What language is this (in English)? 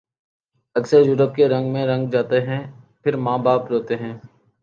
Urdu